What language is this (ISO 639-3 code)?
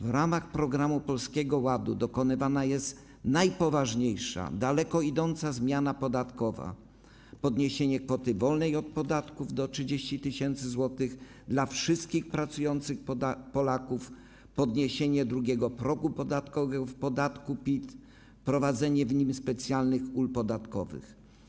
pol